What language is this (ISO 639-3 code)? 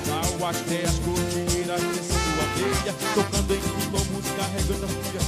por